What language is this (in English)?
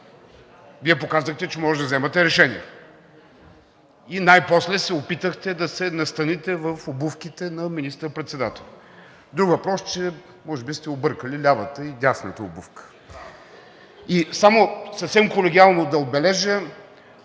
Bulgarian